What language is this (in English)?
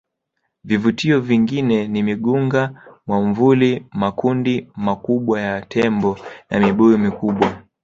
Swahili